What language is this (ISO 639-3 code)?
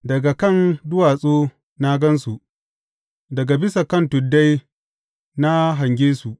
hau